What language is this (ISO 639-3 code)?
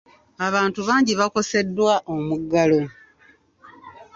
lug